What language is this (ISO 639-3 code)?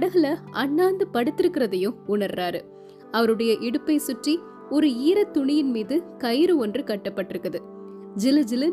tam